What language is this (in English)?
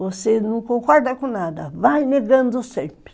Portuguese